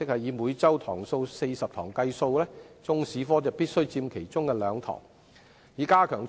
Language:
Cantonese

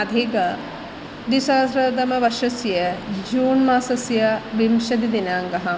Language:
Sanskrit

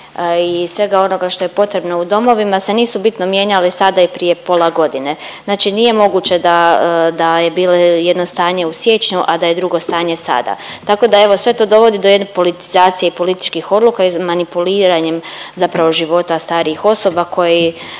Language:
Croatian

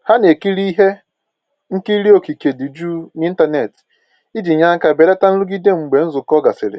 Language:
Igbo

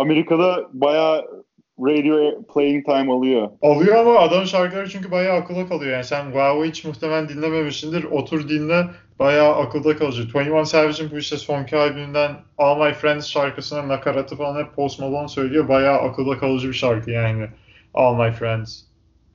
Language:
Turkish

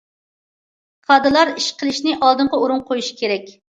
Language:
Uyghur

